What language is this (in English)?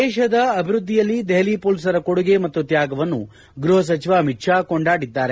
Kannada